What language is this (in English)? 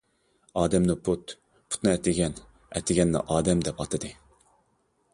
Uyghur